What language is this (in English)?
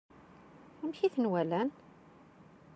Kabyle